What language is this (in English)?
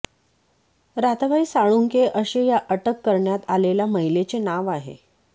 Marathi